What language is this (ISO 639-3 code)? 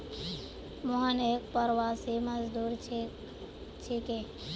mag